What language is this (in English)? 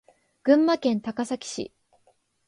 Japanese